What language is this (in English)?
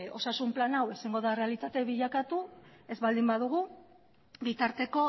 Basque